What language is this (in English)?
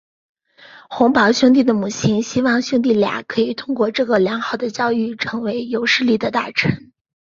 Chinese